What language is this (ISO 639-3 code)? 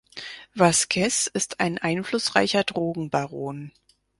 deu